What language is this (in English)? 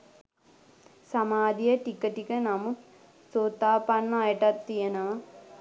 Sinhala